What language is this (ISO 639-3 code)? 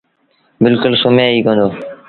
sbn